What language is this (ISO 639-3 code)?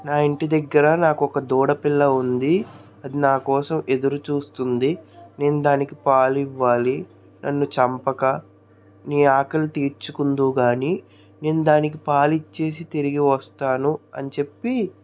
tel